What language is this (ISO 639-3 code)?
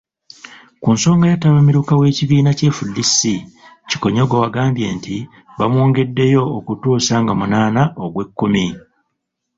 lug